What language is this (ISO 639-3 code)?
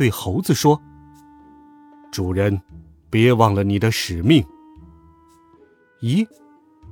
zho